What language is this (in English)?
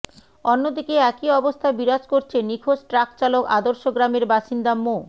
Bangla